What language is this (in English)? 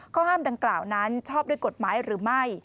Thai